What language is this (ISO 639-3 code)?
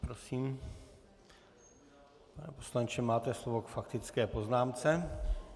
ces